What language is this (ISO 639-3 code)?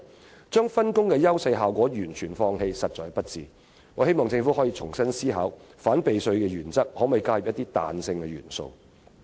yue